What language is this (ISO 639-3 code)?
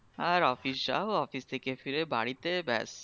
ben